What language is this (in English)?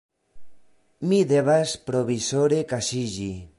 Esperanto